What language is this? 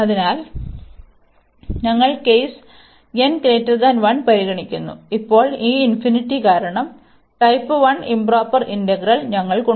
Malayalam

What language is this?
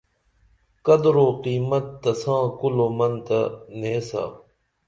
Dameli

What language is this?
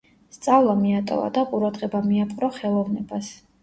Georgian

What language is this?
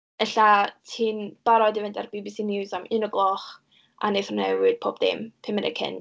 Welsh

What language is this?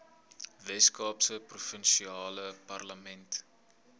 Afrikaans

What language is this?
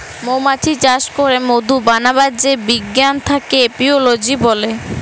Bangla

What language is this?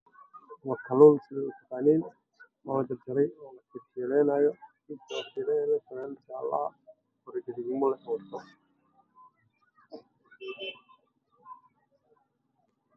Somali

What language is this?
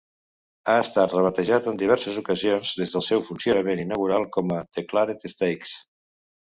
Catalan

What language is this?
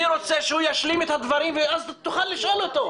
Hebrew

